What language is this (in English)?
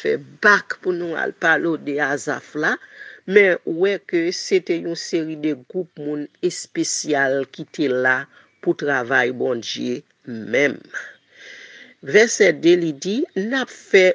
French